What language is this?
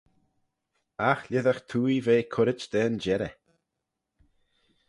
Manx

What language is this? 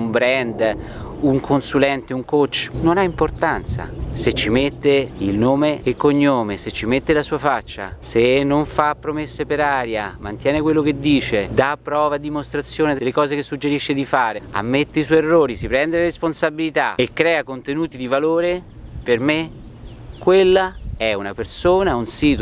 Italian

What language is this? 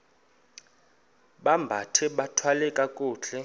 Xhosa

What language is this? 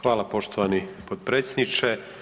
Croatian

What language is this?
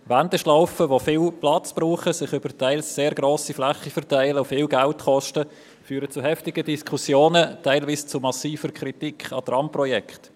Swiss German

